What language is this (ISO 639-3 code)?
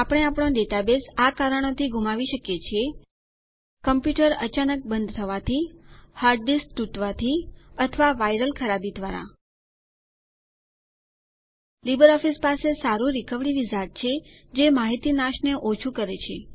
guj